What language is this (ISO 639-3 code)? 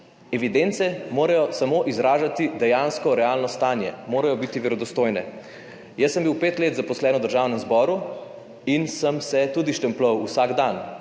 slv